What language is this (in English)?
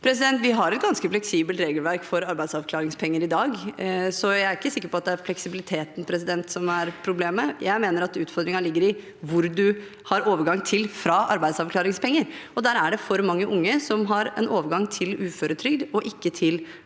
Norwegian